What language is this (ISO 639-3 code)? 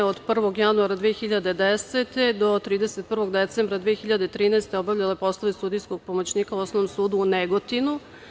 srp